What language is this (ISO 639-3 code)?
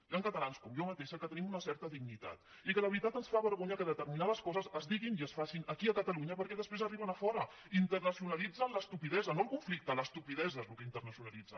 cat